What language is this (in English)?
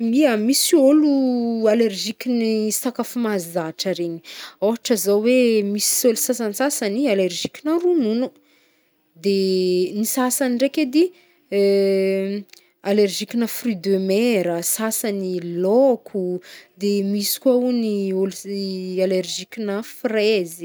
Northern Betsimisaraka Malagasy